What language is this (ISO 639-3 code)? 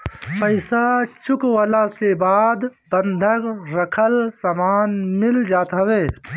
bho